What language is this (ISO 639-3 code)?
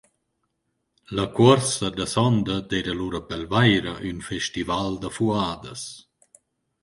roh